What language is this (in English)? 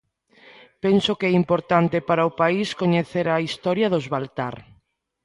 Galician